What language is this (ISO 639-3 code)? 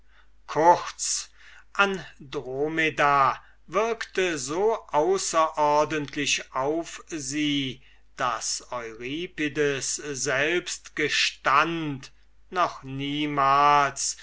deu